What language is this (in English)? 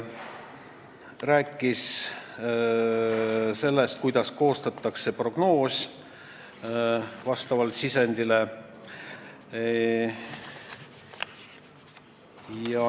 Estonian